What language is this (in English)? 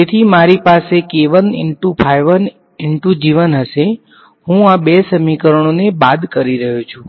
Gujarati